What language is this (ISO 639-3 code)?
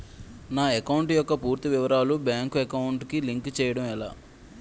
tel